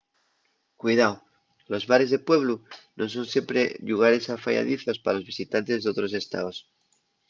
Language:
Asturian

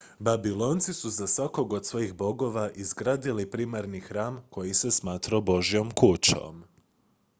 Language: Croatian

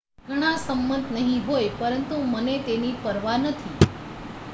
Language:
Gujarati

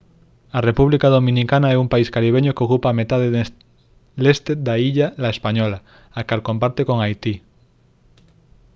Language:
Galician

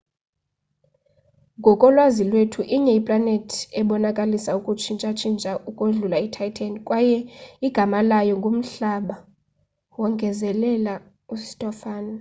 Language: Xhosa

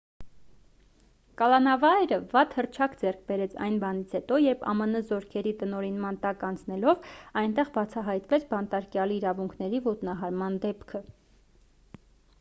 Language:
Armenian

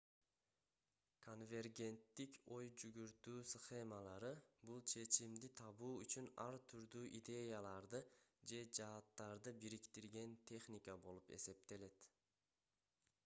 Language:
Kyrgyz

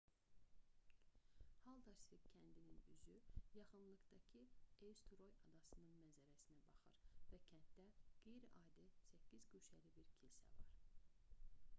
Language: Azerbaijani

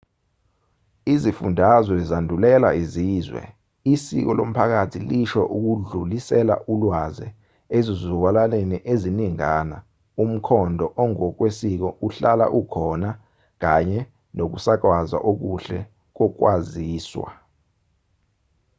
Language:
Zulu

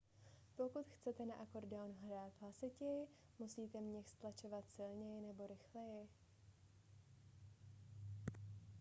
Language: Czech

